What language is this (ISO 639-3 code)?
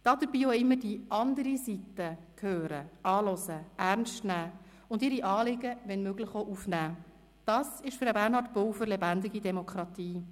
gsw